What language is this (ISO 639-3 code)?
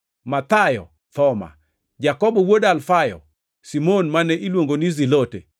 luo